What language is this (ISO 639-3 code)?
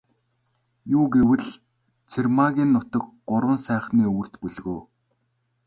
mon